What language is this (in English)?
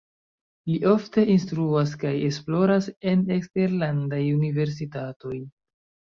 Esperanto